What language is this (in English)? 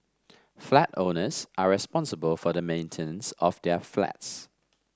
English